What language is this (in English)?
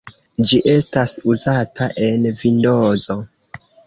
Esperanto